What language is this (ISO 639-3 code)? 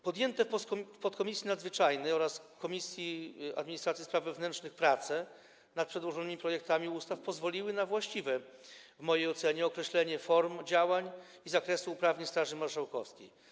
pol